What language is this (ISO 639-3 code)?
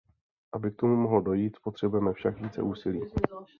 ces